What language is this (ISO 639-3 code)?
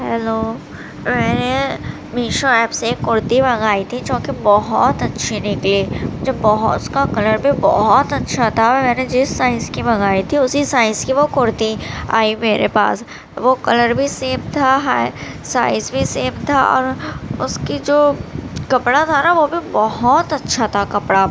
urd